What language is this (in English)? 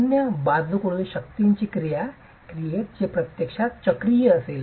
Marathi